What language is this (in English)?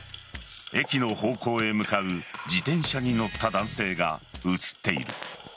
Japanese